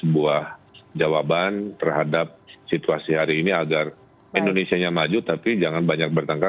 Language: Indonesian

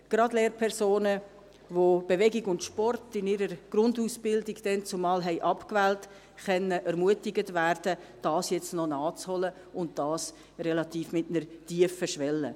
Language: Swiss German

